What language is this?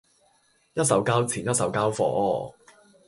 Cantonese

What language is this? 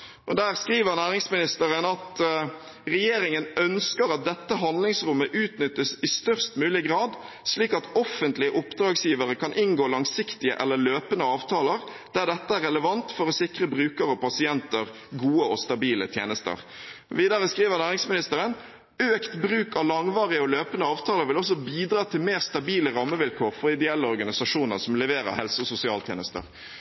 Norwegian Bokmål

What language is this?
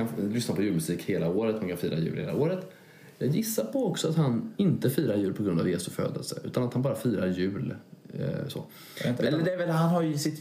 Swedish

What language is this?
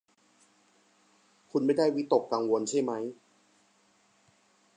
Thai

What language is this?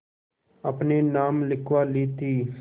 Hindi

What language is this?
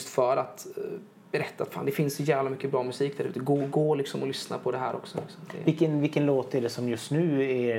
Swedish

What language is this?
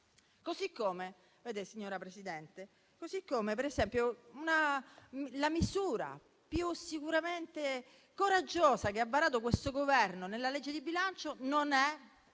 Italian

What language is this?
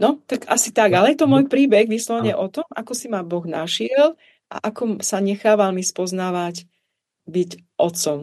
Czech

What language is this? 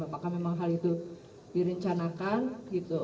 Indonesian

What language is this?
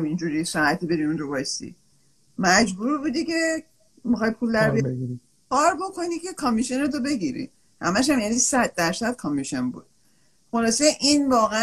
Persian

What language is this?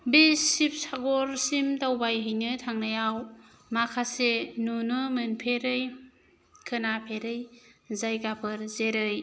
Bodo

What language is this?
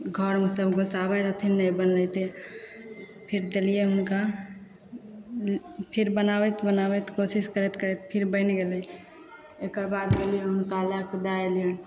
Maithili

